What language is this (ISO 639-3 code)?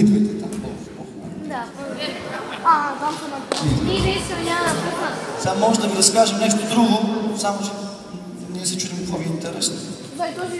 bul